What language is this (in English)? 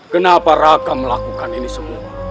Indonesian